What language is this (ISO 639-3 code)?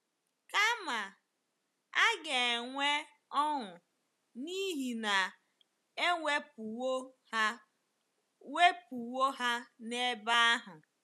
ibo